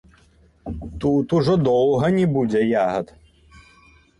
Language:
Belarusian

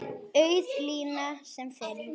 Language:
Icelandic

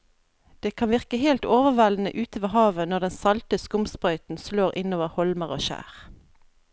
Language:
Norwegian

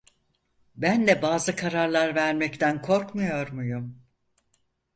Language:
Turkish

